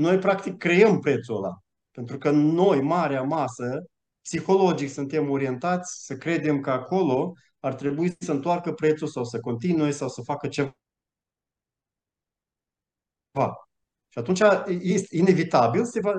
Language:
Romanian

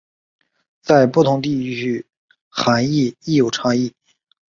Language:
Chinese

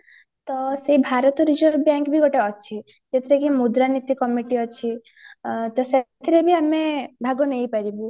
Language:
Odia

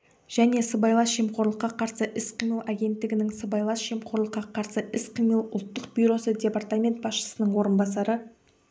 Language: Kazakh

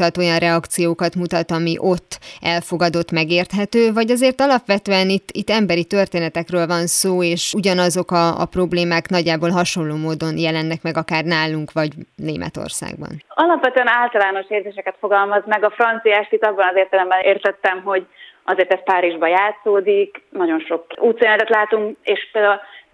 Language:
Hungarian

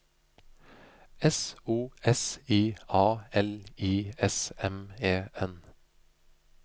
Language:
Norwegian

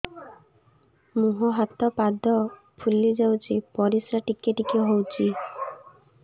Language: Odia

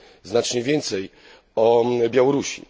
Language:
Polish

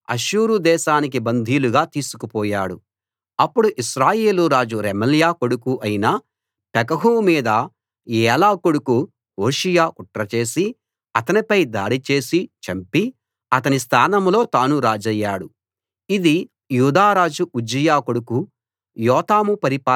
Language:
Telugu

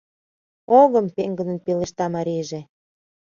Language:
Mari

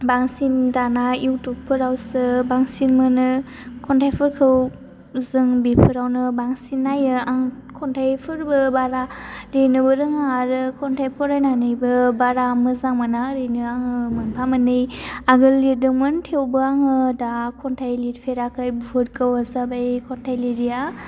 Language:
Bodo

